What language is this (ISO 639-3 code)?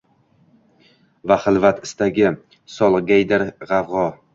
uzb